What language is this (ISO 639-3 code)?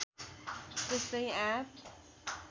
nep